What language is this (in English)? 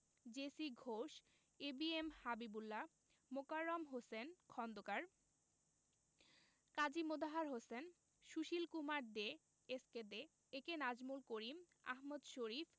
Bangla